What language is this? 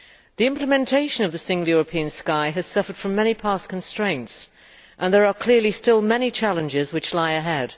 English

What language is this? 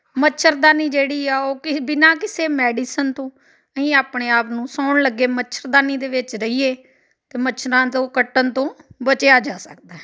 Punjabi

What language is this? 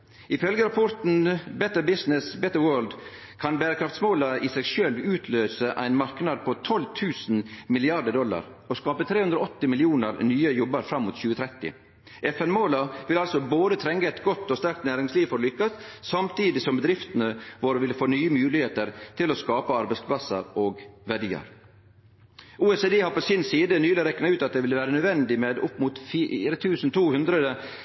Norwegian Nynorsk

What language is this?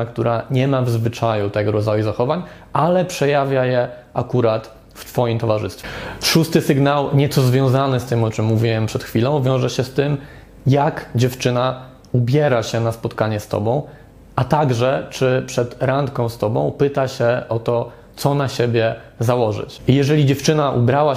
Polish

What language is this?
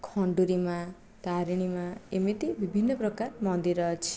Odia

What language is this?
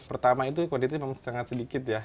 Indonesian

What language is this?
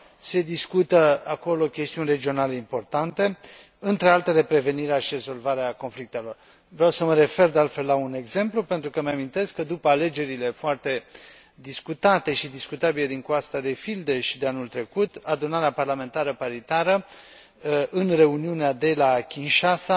Romanian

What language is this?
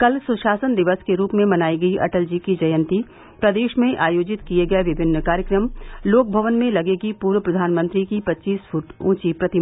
Hindi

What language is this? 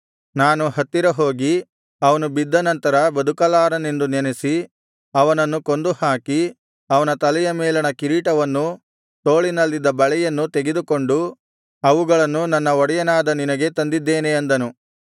Kannada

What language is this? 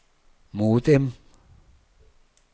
Danish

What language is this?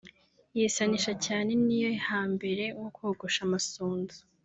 Kinyarwanda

